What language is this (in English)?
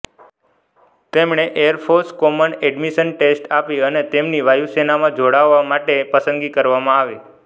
Gujarati